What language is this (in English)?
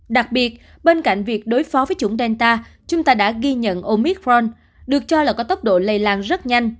Vietnamese